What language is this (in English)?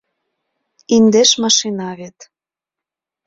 Mari